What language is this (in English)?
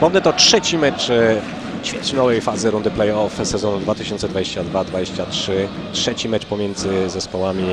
Polish